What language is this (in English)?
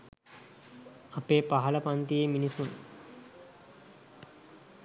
Sinhala